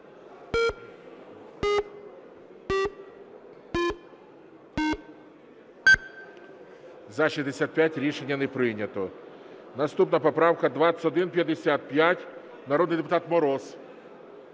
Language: Ukrainian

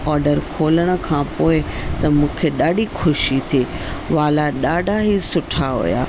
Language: Sindhi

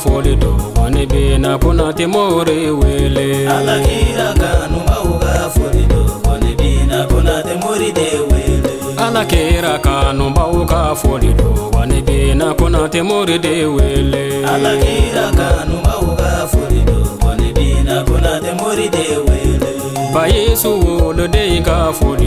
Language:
French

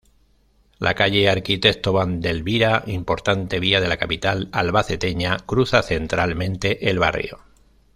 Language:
Spanish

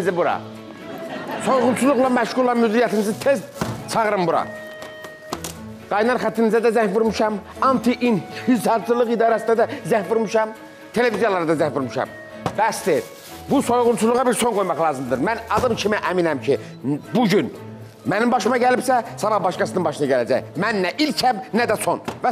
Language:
Turkish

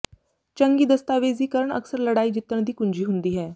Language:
Punjabi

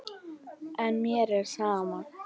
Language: Icelandic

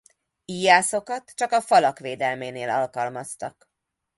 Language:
Hungarian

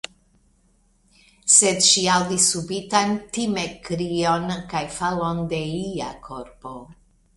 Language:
Esperanto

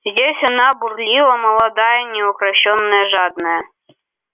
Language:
Russian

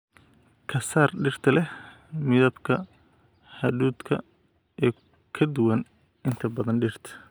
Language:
Somali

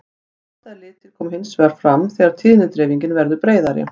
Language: Icelandic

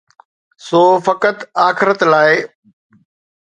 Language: Sindhi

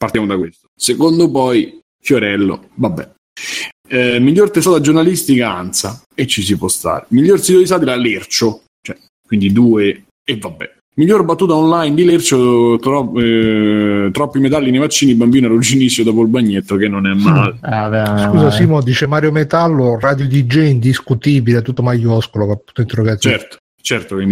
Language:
Italian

